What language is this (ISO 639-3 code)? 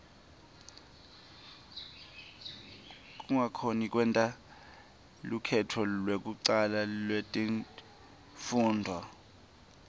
ssw